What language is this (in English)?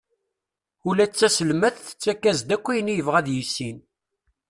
Kabyle